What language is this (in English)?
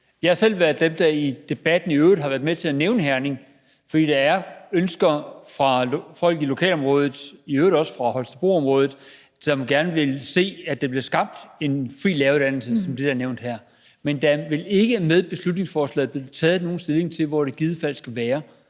Danish